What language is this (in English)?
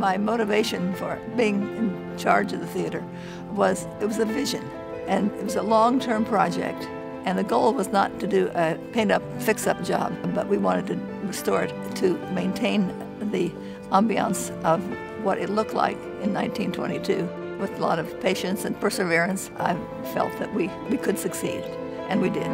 English